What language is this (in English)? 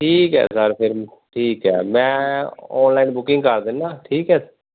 Punjabi